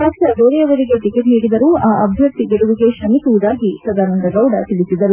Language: Kannada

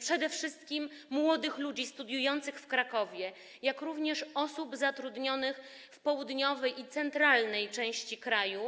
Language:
Polish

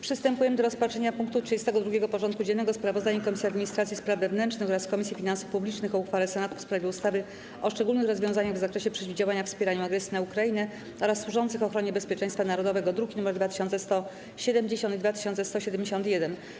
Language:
Polish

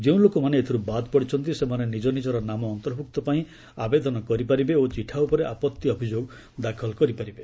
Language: Odia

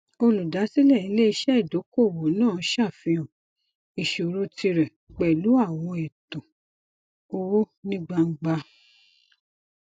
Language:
Yoruba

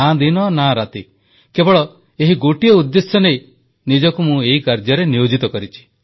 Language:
Odia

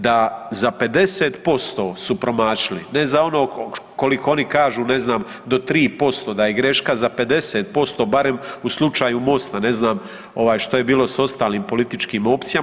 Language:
Croatian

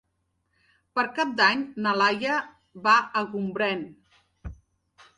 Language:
Catalan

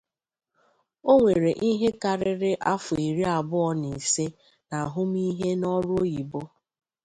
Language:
Igbo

